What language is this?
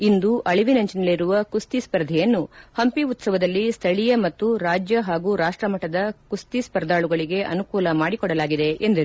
Kannada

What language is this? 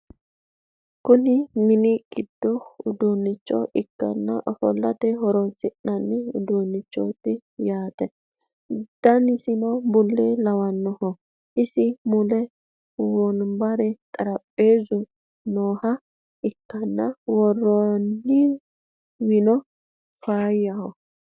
Sidamo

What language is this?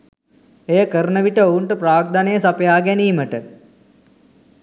Sinhala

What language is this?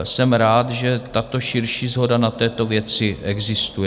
Czech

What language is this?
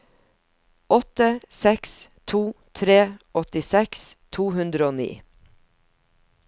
Norwegian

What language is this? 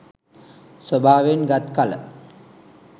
Sinhala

